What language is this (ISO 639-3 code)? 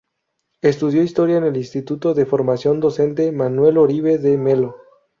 spa